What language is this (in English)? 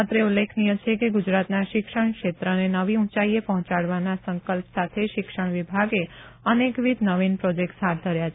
Gujarati